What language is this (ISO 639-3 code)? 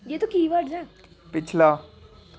doi